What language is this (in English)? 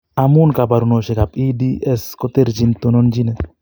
Kalenjin